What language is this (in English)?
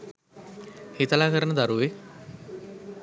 Sinhala